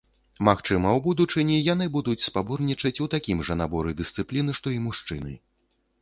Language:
Belarusian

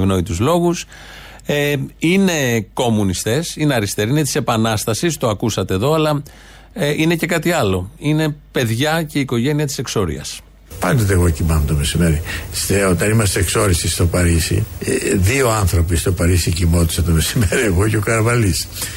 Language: Greek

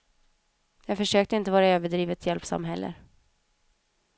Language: Swedish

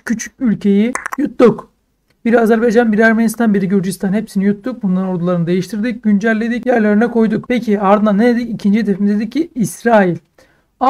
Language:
Turkish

